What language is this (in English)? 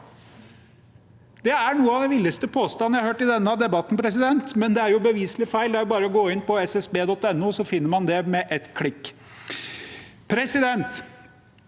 Norwegian